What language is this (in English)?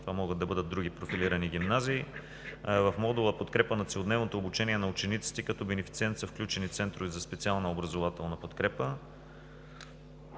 Bulgarian